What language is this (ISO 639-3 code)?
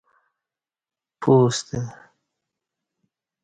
bsh